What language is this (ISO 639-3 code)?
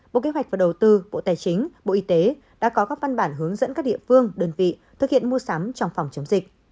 vie